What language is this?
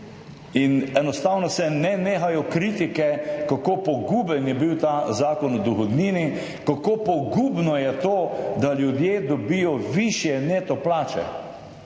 Slovenian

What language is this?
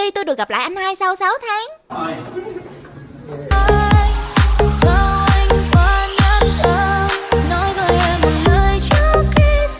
Vietnamese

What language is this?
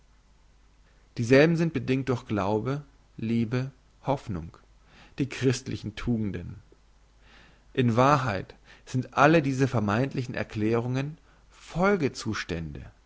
German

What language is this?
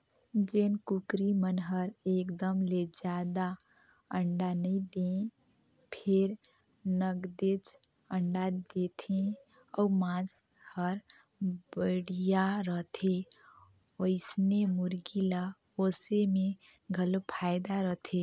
Chhattisgarhi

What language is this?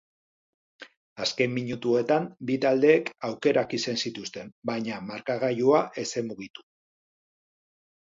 Basque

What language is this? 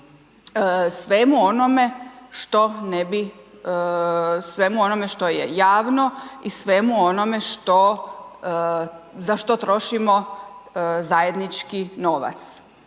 Croatian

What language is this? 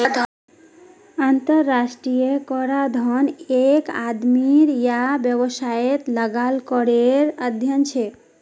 Magahi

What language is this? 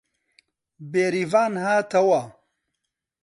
Central Kurdish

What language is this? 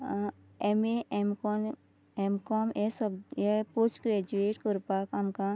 Konkani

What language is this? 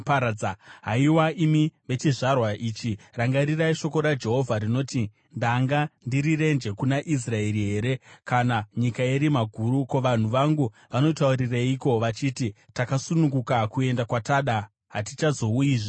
Shona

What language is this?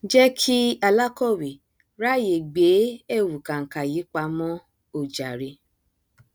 Yoruba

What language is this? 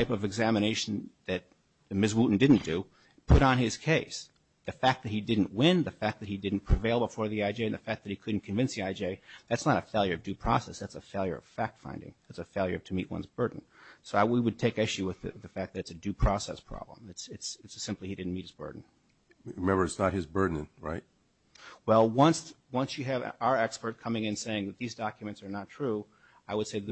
English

